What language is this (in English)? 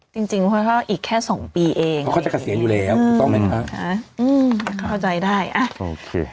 Thai